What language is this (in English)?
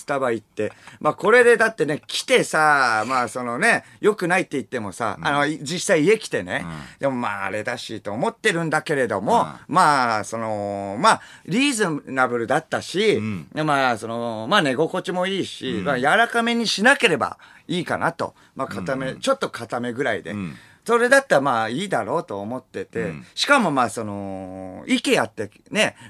Japanese